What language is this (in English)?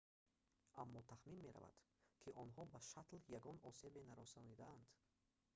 Tajik